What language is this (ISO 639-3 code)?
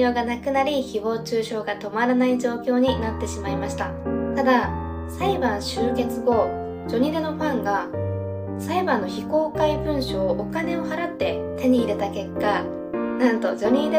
jpn